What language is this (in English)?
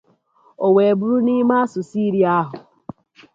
Igbo